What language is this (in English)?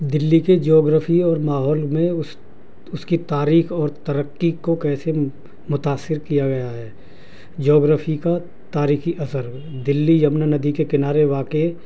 Urdu